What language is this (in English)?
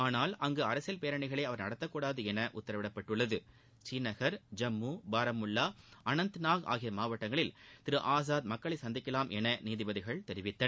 Tamil